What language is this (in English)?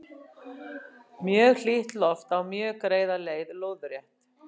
Icelandic